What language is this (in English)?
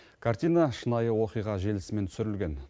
Kazakh